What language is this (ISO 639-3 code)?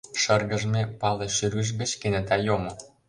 chm